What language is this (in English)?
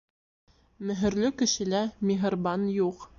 Bashkir